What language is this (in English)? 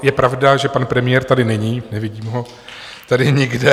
Czech